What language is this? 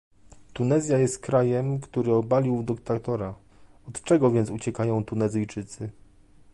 Polish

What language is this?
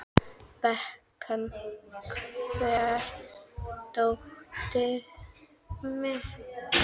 Icelandic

